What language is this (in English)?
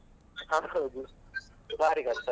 Kannada